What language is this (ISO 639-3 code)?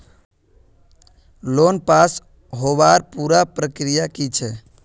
mag